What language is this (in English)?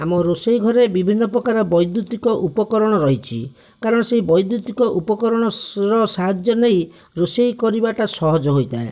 Odia